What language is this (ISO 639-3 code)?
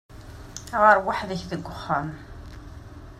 kab